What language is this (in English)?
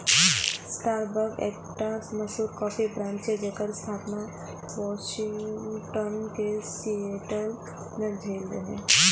Maithili